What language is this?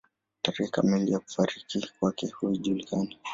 Swahili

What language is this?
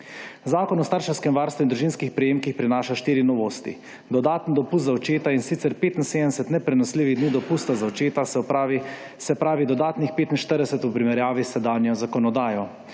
Slovenian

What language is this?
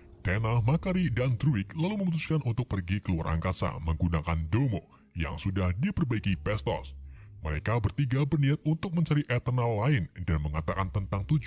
Indonesian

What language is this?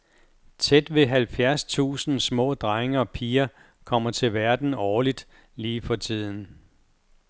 Danish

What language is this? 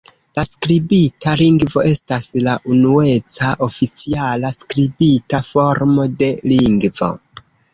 Esperanto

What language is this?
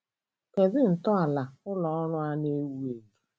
Igbo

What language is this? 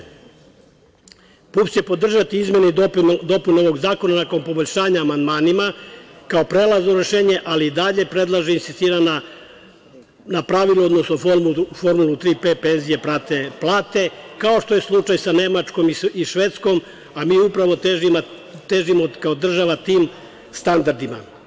Serbian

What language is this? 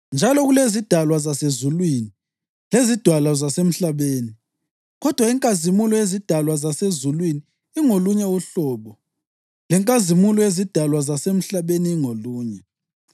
North Ndebele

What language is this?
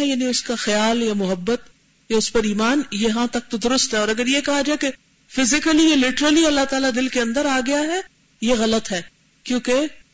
Urdu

